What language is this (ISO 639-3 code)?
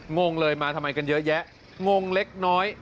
tha